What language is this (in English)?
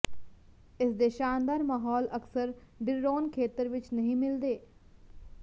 Punjabi